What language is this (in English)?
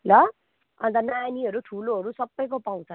Nepali